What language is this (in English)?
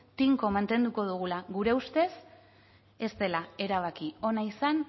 Basque